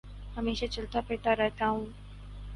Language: Urdu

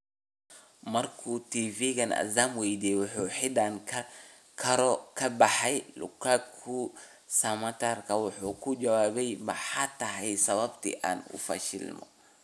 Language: Somali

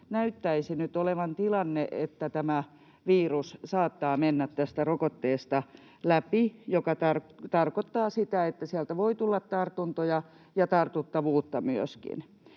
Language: Finnish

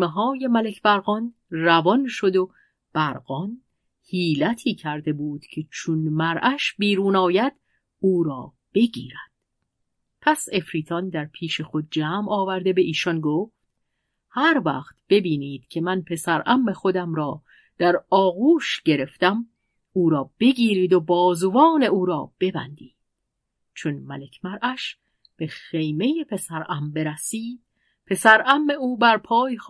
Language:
Persian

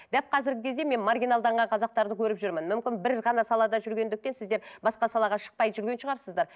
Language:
Kazakh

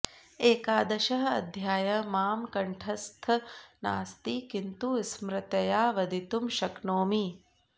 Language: Sanskrit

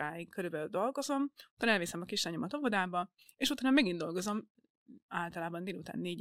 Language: Hungarian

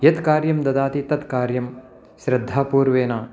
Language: Sanskrit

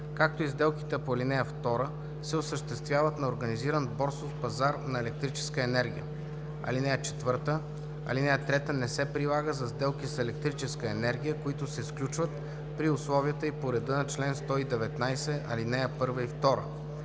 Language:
Bulgarian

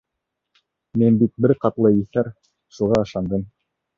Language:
Bashkir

